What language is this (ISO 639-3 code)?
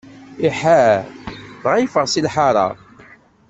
kab